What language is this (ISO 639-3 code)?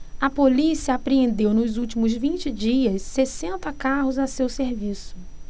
por